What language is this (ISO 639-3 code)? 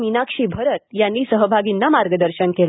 mar